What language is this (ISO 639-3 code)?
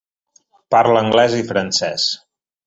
cat